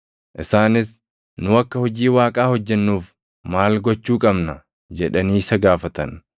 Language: Oromo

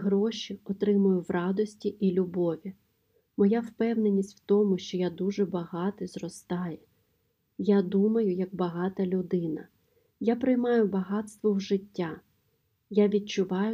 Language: Ukrainian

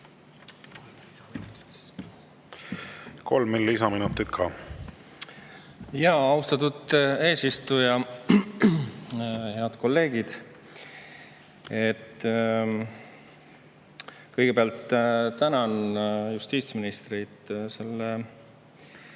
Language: Estonian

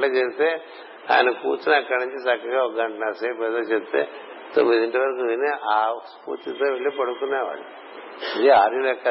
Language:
Telugu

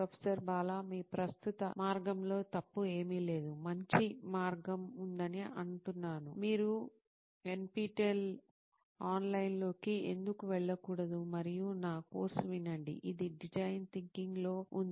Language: Telugu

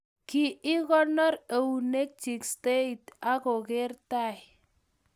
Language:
Kalenjin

